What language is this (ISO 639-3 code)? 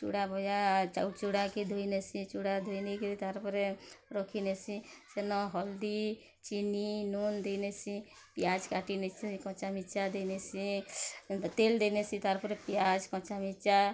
ori